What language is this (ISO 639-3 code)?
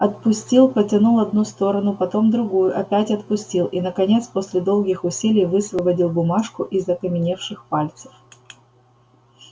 rus